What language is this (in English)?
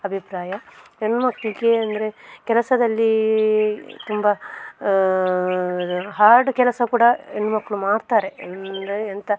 Kannada